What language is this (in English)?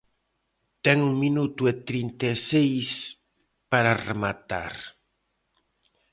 Galician